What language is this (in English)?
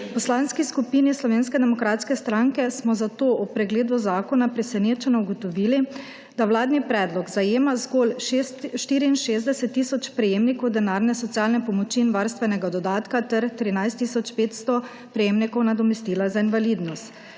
Slovenian